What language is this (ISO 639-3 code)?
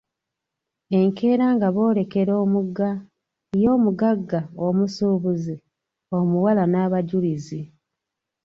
lug